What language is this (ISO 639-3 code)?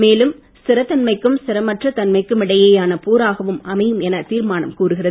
tam